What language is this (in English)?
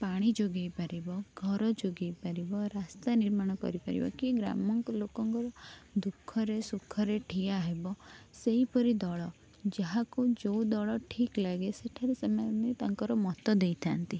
Odia